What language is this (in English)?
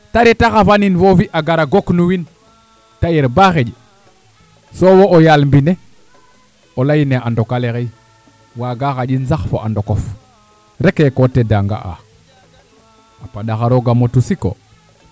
Serer